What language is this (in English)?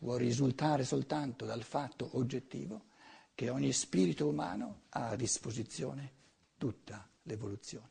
Italian